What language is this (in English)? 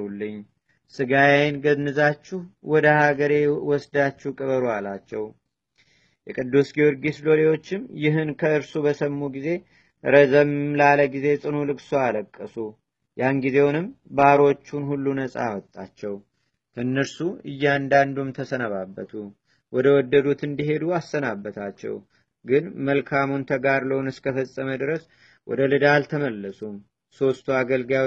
Amharic